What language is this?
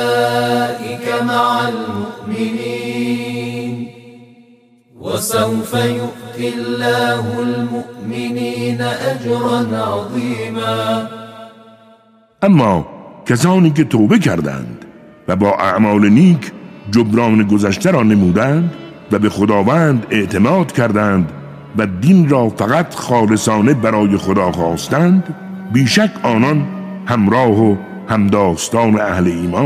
Persian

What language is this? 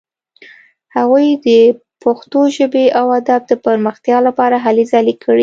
Pashto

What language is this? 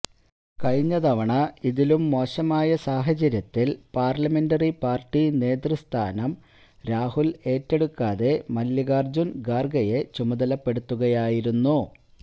Malayalam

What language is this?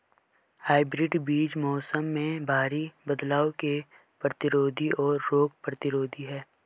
Hindi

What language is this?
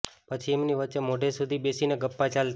Gujarati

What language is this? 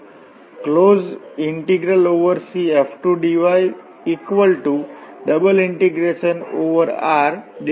Gujarati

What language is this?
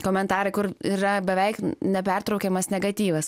Lithuanian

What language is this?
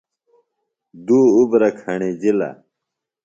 Phalura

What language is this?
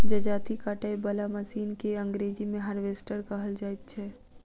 Maithili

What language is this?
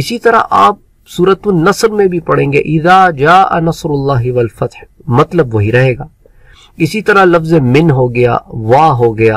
Korean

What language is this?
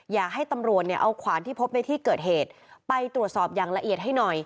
Thai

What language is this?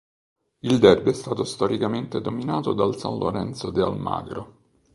Italian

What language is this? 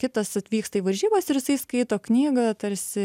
Lithuanian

